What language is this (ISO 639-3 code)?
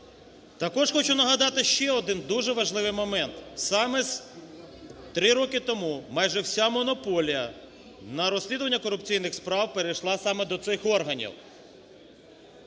ukr